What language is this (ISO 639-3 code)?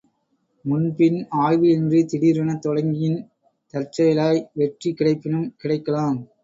tam